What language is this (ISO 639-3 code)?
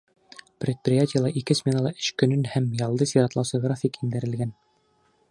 bak